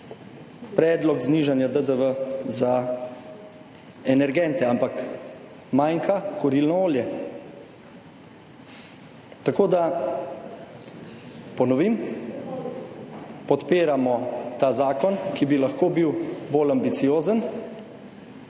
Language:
Slovenian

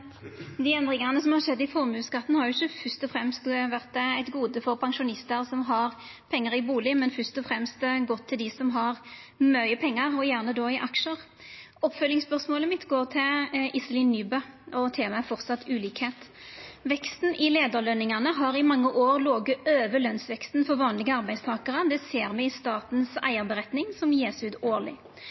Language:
Norwegian Nynorsk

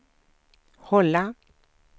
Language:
Swedish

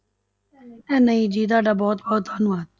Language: Punjabi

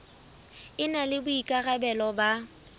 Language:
Southern Sotho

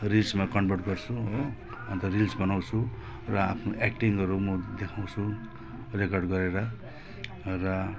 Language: Nepali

